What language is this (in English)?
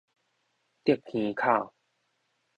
Min Nan Chinese